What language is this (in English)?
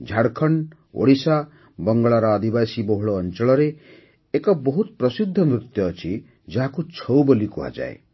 Odia